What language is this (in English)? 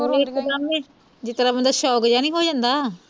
Punjabi